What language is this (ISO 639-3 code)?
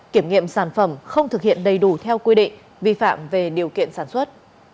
vie